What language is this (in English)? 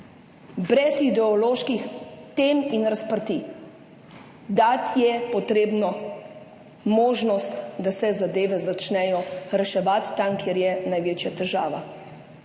Slovenian